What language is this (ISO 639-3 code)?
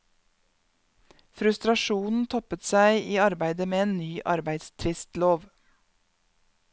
nor